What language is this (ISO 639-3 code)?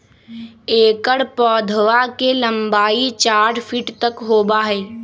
mag